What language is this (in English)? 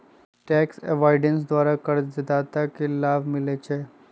Magahi